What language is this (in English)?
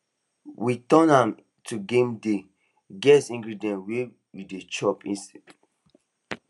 Nigerian Pidgin